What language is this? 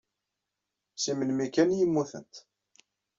Kabyle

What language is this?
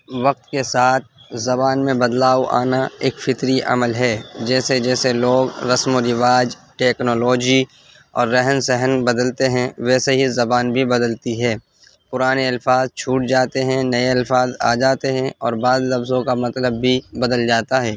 Urdu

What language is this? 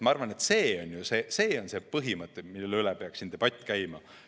Estonian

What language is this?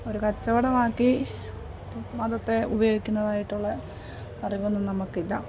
Malayalam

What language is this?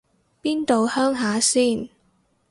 Cantonese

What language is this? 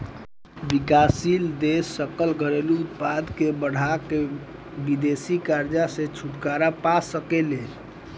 Bhojpuri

